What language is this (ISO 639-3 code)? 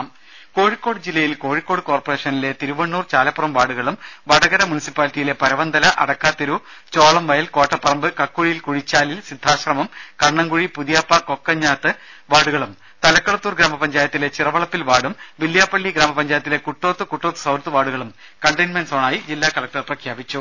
mal